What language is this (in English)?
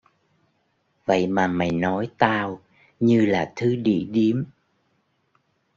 Vietnamese